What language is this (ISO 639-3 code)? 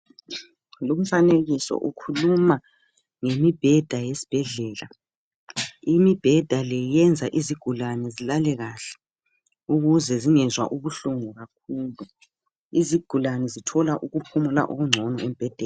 nde